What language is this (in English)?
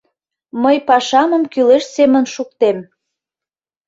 Mari